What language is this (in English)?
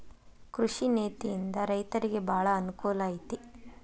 Kannada